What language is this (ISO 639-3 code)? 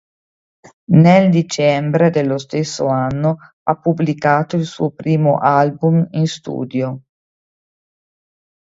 ita